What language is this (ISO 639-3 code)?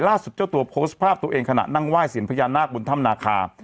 tha